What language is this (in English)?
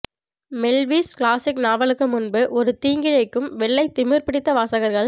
Tamil